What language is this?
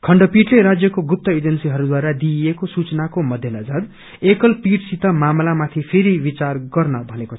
Nepali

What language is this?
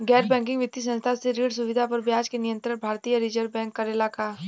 Bhojpuri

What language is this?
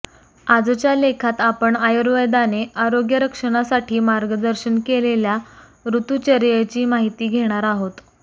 Marathi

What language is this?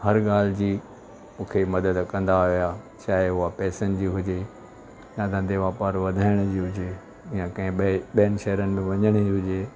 Sindhi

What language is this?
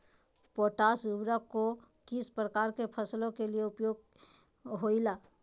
Magahi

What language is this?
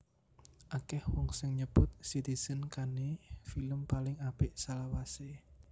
Javanese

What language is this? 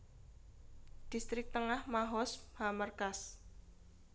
Javanese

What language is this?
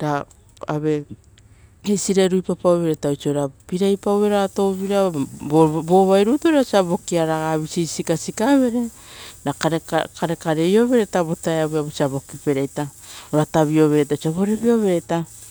Rotokas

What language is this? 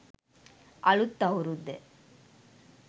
Sinhala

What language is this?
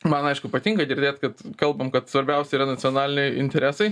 Lithuanian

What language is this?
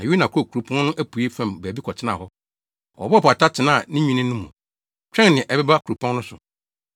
Akan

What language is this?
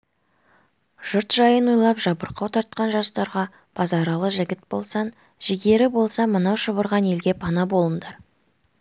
Kazakh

